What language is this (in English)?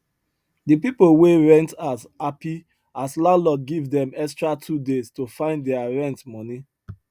Nigerian Pidgin